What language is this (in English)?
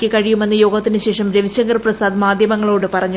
Malayalam